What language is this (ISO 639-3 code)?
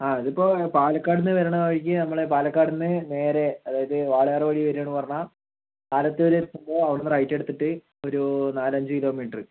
mal